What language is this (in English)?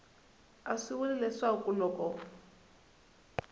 Tsonga